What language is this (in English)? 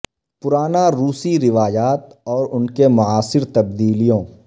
Urdu